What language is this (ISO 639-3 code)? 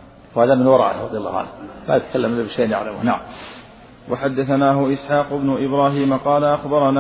ara